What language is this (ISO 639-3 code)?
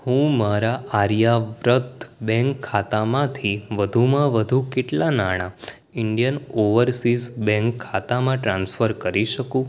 guj